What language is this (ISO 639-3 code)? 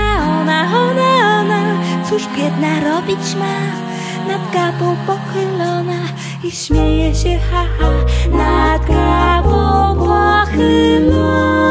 pol